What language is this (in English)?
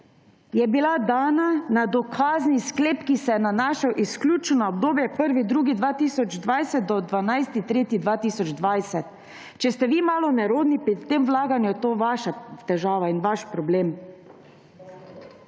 Slovenian